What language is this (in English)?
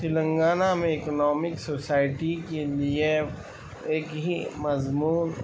Urdu